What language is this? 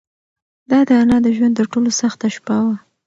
Pashto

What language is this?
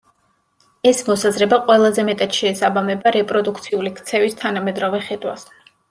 Georgian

